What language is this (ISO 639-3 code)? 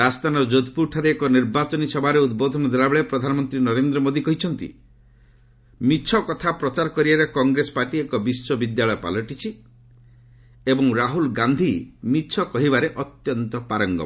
ori